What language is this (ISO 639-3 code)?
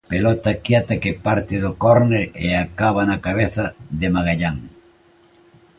glg